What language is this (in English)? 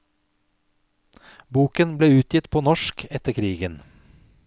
Norwegian